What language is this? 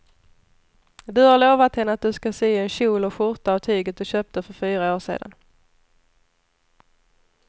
Swedish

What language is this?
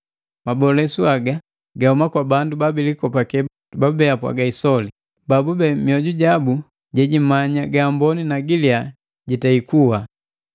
Matengo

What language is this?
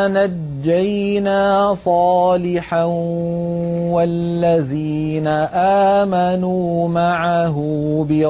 Arabic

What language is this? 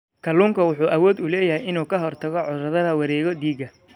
Somali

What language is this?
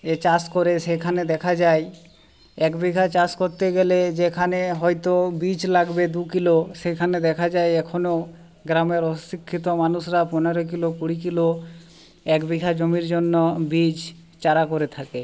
Bangla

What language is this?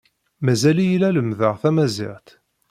Kabyle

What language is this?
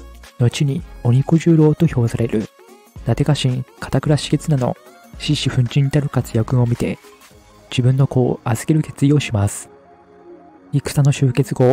Japanese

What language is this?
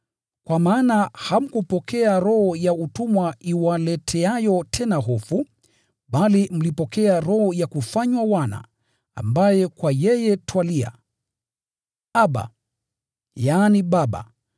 Swahili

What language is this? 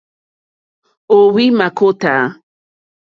Mokpwe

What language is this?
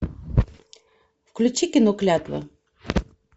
Russian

